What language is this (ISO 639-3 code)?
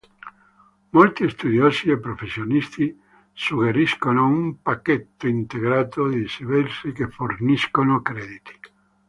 ita